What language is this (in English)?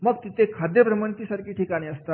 Marathi